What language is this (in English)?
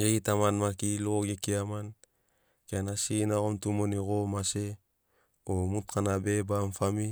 Sinaugoro